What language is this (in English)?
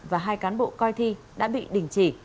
Vietnamese